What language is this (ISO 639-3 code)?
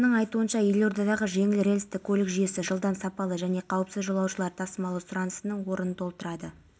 kaz